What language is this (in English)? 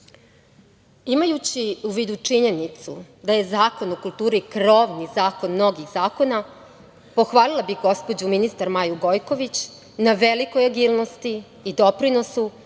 Serbian